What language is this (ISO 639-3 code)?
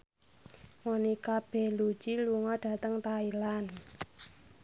jav